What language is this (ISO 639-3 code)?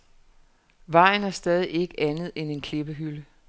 dan